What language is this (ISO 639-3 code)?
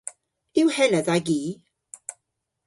cor